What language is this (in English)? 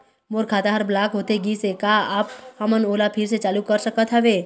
Chhattisgarhi